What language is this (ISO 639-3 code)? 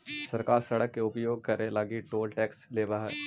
mag